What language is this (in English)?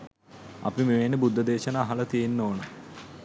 Sinhala